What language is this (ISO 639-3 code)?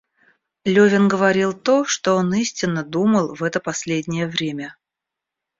rus